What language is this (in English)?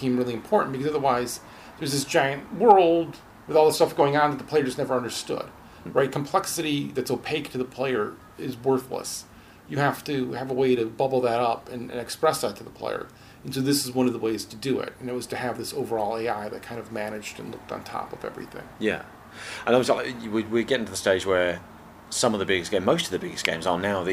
English